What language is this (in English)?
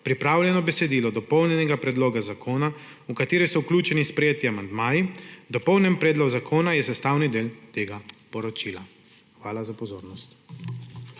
Slovenian